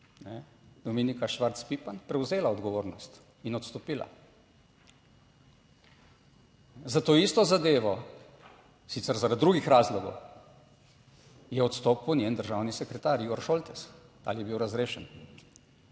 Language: Slovenian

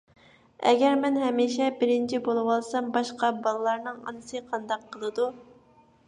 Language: Uyghur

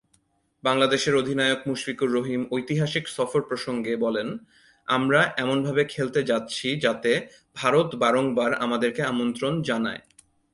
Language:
Bangla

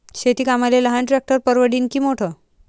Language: Marathi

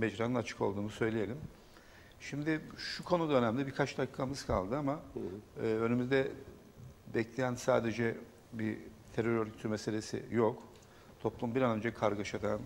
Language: Turkish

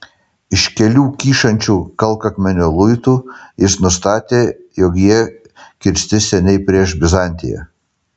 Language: Lithuanian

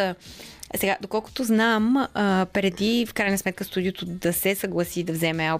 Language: Bulgarian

